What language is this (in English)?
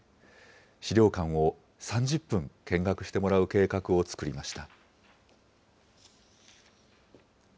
Japanese